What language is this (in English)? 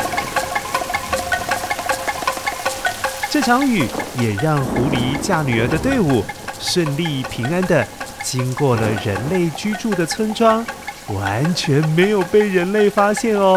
Chinese